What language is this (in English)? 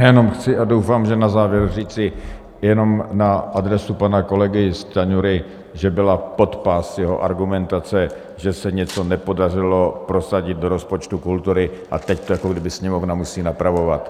Czech